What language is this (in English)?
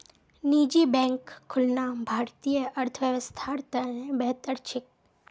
Magahi